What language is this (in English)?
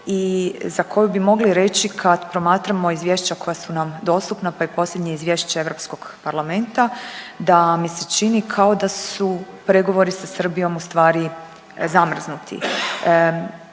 Croatian